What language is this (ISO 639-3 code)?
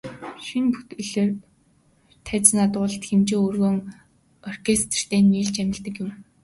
mon